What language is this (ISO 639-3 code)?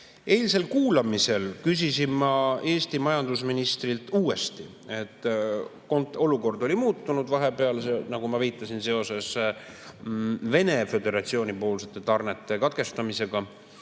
est